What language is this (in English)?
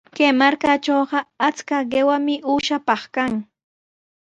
Sihuas Ancash Quechua